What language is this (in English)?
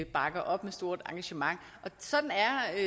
Danish